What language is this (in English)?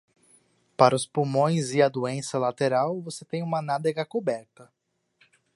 Portuguese